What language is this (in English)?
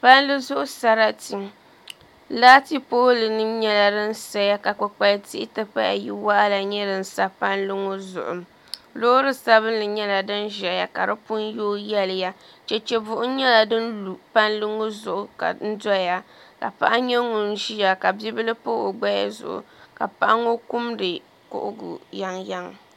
Dagbani